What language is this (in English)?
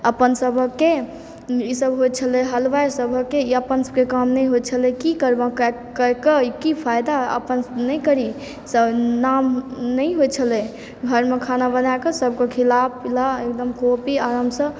Maithili